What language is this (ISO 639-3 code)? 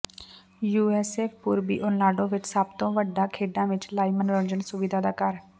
pan